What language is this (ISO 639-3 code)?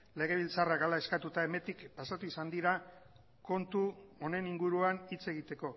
eus